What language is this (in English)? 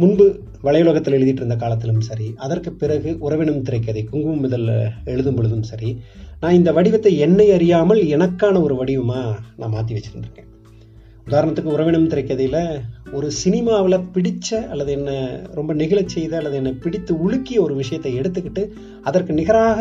Tamil